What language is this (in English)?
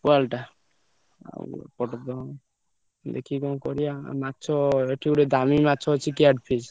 Odia